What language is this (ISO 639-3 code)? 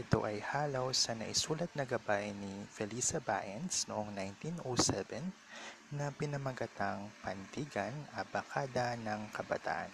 fil